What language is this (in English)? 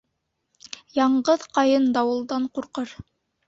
Bashkir